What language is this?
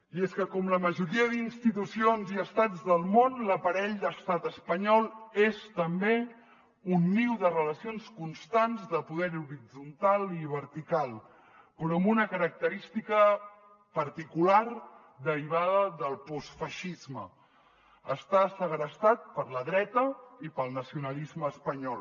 Catalan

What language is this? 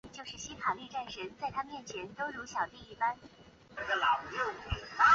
Chinese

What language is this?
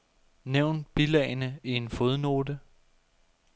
Danish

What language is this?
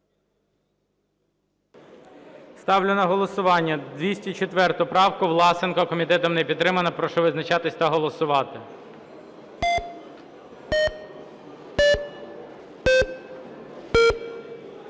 Ukrainian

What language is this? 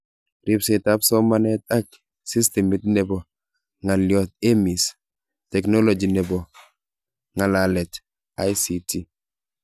Kalenjin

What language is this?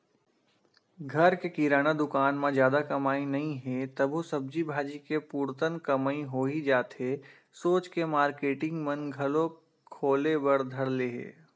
Chhattisgarhi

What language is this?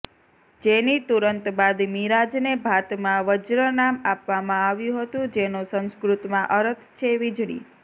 Gujarati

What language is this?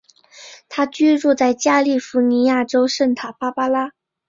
Chinese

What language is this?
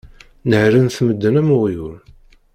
Kabyle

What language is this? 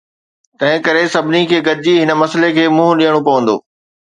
Sindhi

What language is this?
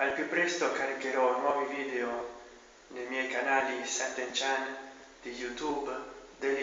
Italian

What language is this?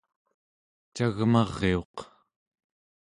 Central Yupik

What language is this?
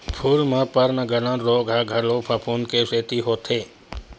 Chhattisgarhi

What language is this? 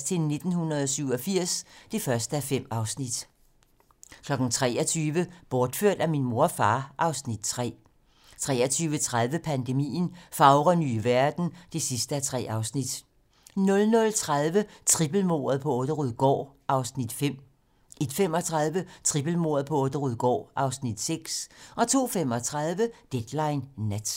Danish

